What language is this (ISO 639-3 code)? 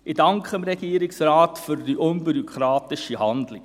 gsw